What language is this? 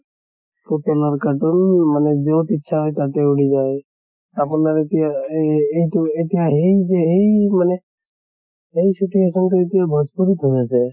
Assamese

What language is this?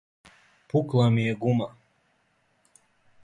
Serbian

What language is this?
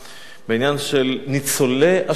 Hebrew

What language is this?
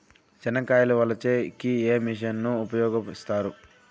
Telugu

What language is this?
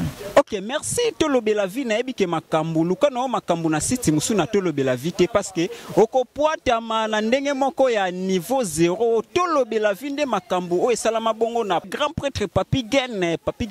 French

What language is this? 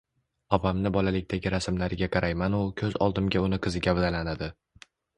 Uzbek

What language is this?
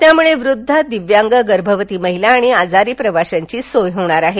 Marathi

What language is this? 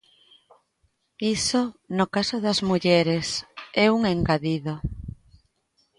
Galician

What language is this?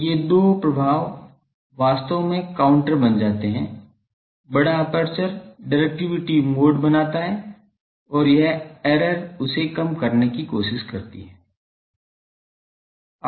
Hindi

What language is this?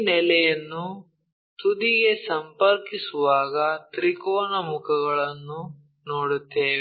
Kannada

